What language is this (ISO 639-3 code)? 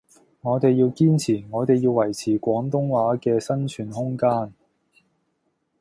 yue